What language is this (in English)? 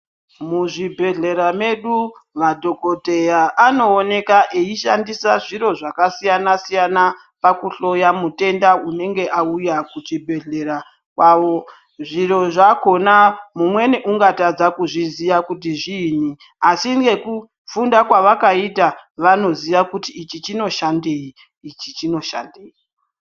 Ndau